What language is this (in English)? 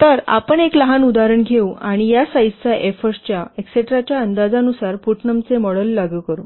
Marathi